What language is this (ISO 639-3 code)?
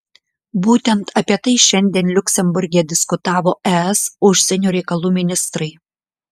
lit